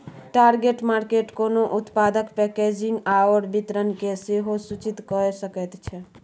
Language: Maithili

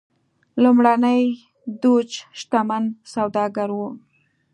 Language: Pashto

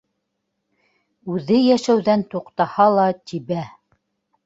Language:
Bashkir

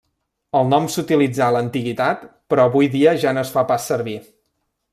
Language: Catalan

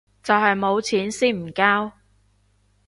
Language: Cantonese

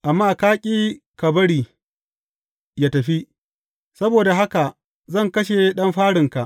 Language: Hausa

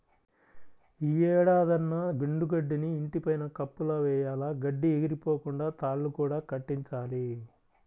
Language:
Telugu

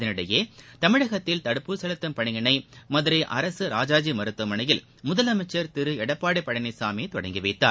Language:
Tamil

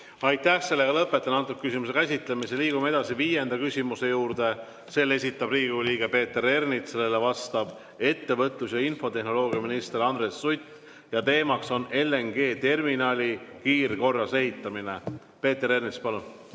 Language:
Estonian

